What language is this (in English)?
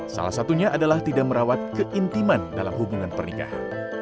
Indonesian